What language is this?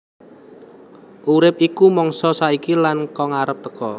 Javanese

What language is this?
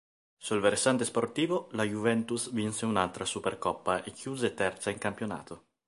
Italian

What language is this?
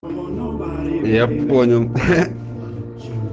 Russian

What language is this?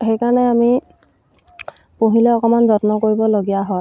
Assamese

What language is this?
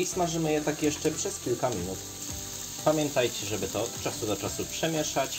Polish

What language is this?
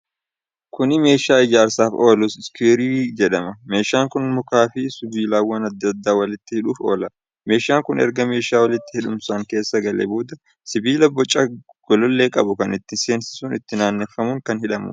Oromo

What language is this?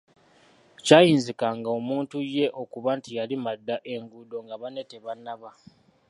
Ganda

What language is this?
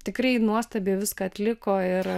Lithuanian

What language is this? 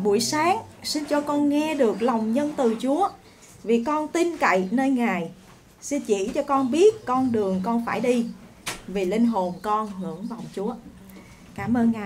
Vietnamese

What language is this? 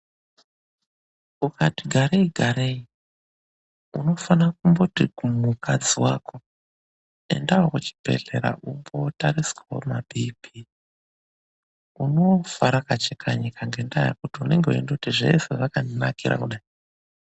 Ndau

